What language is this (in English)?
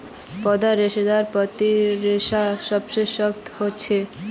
Magahi